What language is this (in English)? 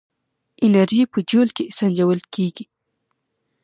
Pashto